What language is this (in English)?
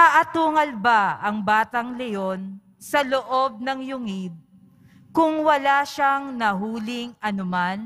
Filipino